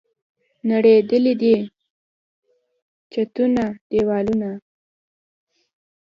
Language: Pashto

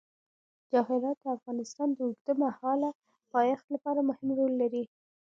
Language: Pashto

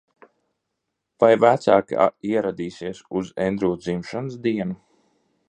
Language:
Latvian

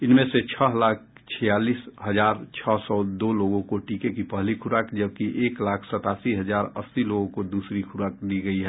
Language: Hindi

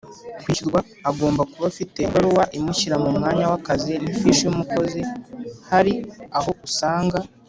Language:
Kinyarwanda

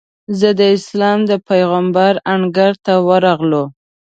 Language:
Pashto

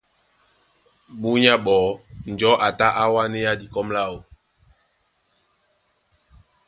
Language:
Duala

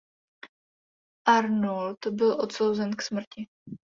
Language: Czech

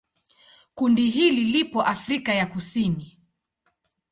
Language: Swahili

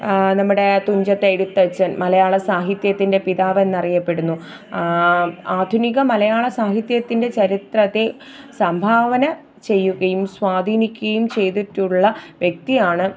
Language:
Malayalam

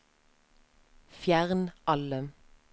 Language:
Norwegian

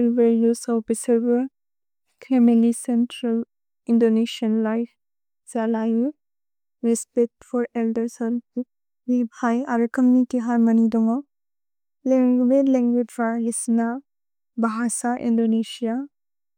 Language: Bodo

